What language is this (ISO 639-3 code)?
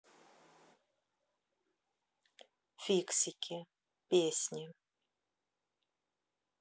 rus